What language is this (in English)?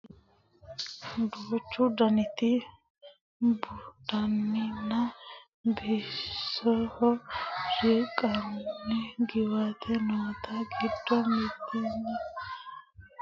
Sidamo